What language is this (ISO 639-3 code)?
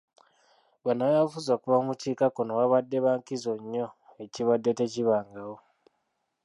lug